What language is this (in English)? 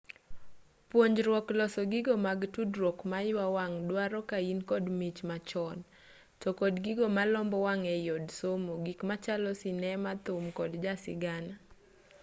Luo (Kenya and Tanzania)